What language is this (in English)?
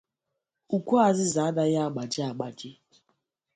Igbo